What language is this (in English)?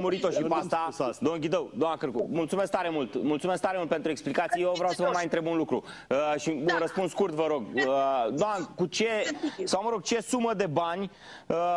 Romanian